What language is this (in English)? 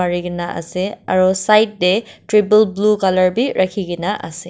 Naga Pidgin